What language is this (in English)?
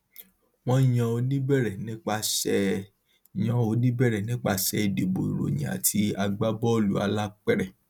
Yoruba